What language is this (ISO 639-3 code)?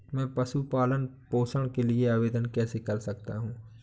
hin